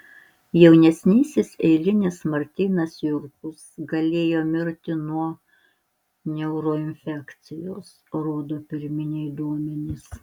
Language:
Lithuanian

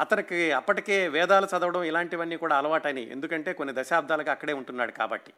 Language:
Telugu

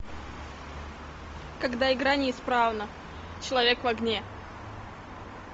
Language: Russian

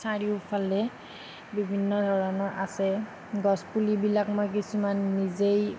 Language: Assamese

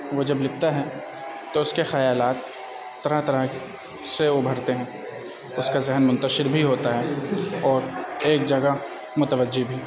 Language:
Urdu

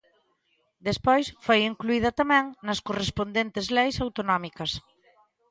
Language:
Galician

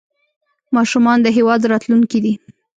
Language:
Pashto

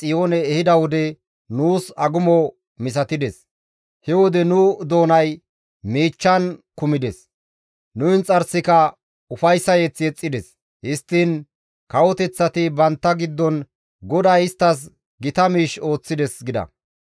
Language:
Gamo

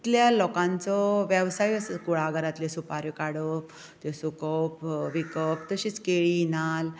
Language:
Konkani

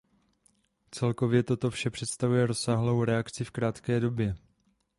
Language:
Czech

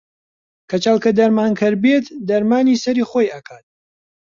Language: Central Kurdish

